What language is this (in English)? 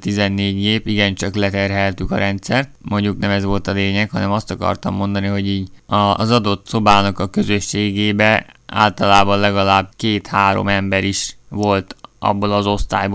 Hungarian